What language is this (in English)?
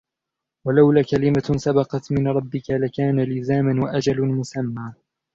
Arabic